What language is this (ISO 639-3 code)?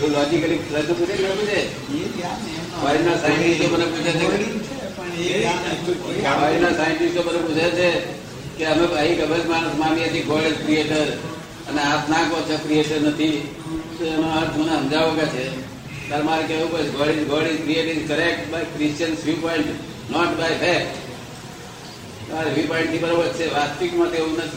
guj